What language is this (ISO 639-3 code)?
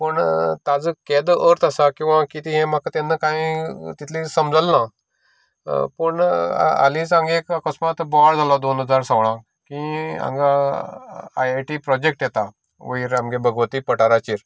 kok